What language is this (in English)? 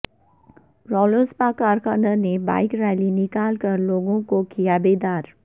Urdu